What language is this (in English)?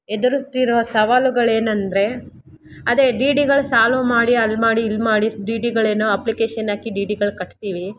Kannada